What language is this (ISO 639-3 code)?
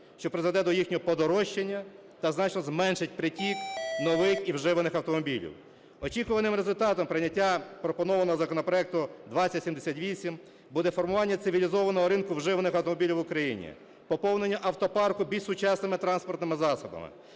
ukr